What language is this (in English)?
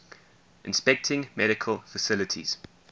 English